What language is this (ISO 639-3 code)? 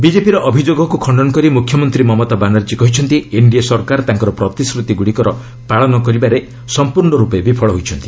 ori